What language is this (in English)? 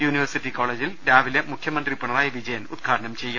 Malayalam